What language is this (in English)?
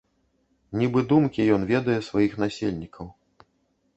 Belarusian